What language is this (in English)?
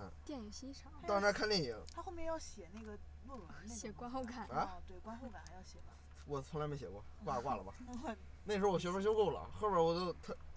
Chinese